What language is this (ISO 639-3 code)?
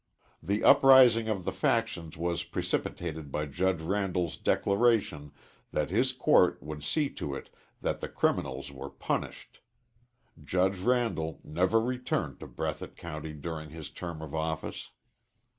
eng